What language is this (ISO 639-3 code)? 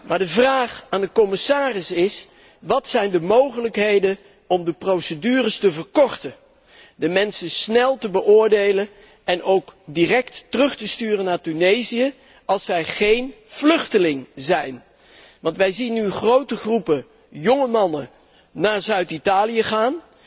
nld